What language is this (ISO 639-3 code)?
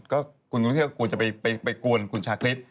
tha